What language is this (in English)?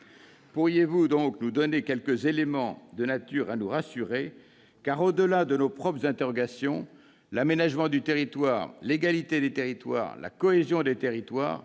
French